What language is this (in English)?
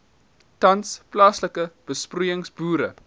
Afrikaans